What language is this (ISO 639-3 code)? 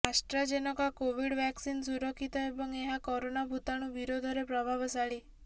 ori